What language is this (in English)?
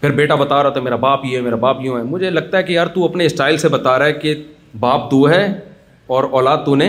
Urdu